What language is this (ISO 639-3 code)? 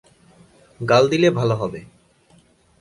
ben